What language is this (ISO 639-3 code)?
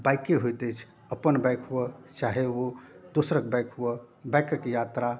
mai